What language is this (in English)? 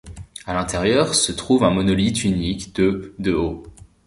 French